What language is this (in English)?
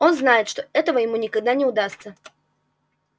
Russian